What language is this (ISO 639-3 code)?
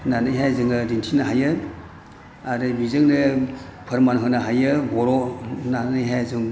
brx